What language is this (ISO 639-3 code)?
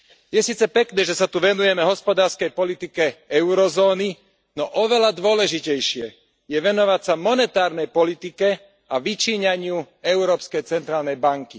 slk